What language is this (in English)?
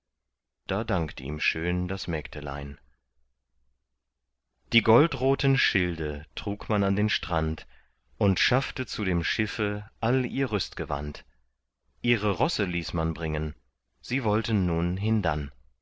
German